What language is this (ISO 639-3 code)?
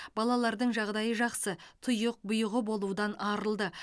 kaz